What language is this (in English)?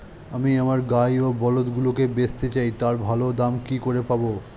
Bangla